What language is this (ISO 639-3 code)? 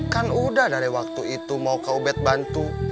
ind